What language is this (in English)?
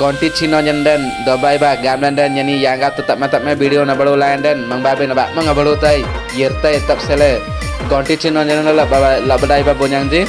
Indonesian